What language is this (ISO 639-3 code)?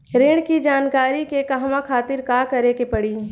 bho